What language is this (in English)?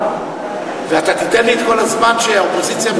Hebrew